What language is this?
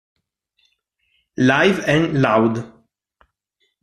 Italian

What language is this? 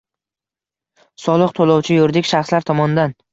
Uzbek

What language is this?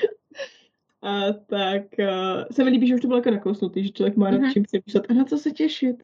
Czech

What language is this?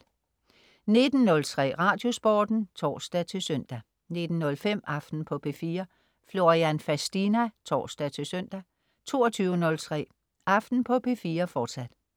Danish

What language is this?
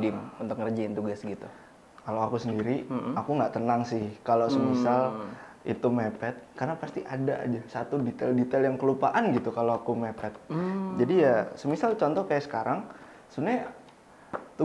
Indonesian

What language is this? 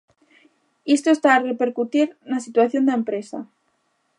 Galician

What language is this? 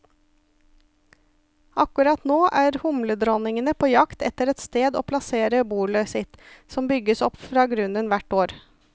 Norwegian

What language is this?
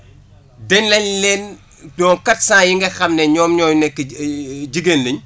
Wolof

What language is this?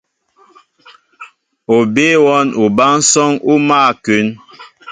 Mbo (Cameroon)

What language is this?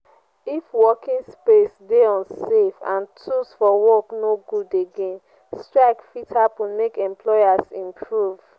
Nigerian Pidgin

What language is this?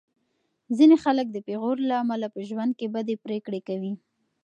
Pashto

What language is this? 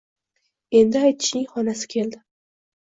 Uzbek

